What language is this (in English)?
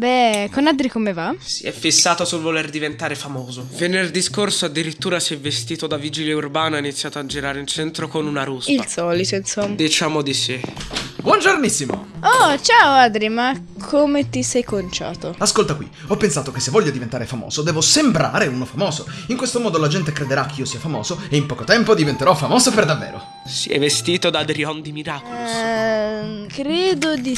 Italian